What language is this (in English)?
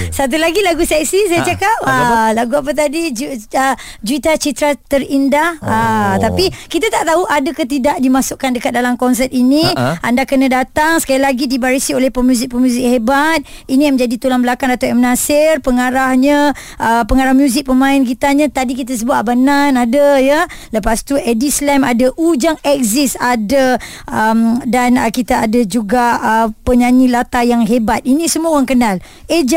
Malay